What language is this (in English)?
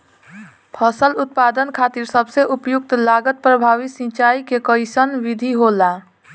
Bhojpuri